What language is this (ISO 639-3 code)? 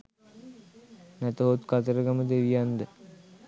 sin